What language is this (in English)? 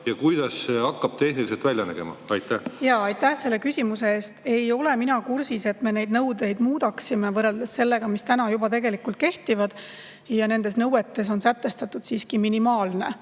Estonian